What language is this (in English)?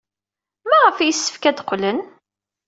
Kabyle